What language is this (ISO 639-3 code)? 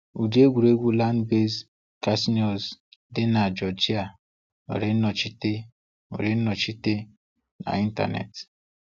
ibo